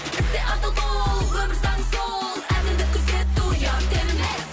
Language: Kazakh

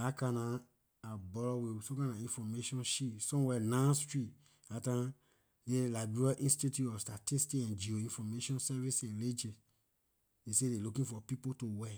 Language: Liberian English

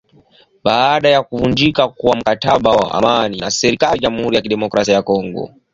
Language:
Swahili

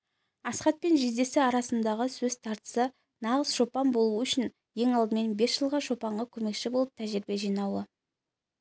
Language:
Kazakh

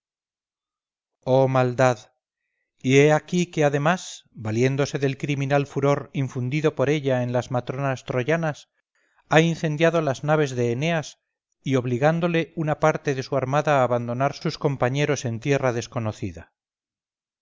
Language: Spanish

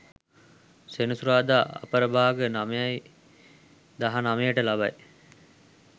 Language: Sinhala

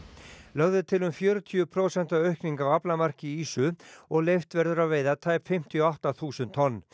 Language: Icelandic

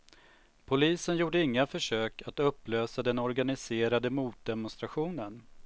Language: Swedish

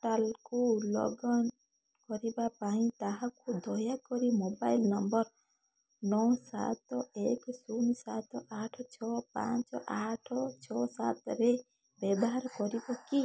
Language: Odia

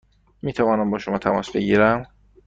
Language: Persian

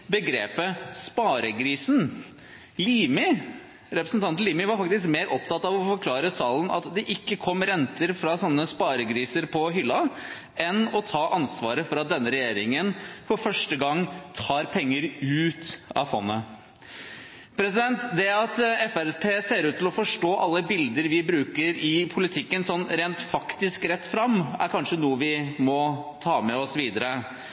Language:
Norwegian Bokmål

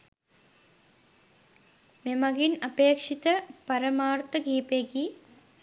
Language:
Sinhala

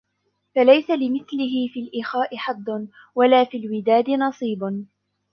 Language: Arabic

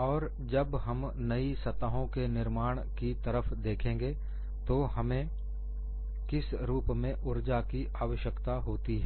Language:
Hindi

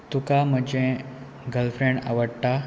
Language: Konkani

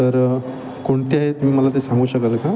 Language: Marathi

